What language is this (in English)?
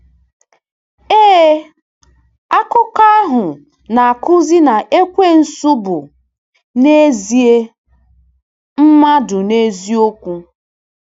Igbo